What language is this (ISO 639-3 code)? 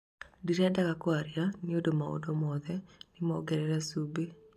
kik